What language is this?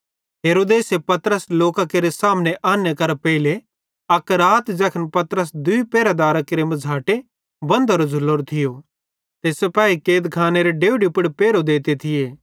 Bhadrawahi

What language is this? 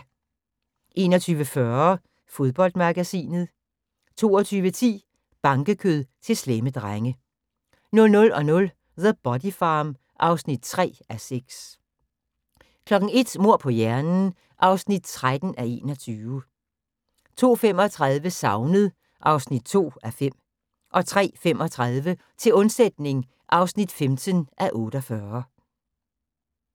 Danish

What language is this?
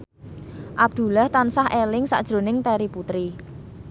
Javanese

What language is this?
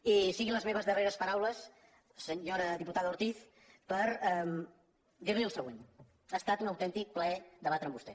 Catalan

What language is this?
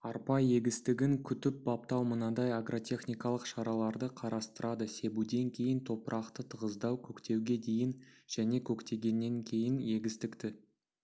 Kazakh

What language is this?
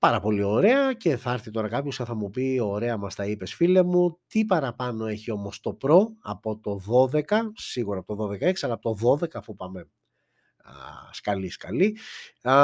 Greek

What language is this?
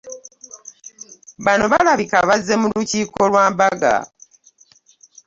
Ganda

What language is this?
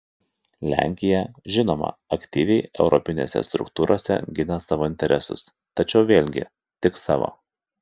Lithuanian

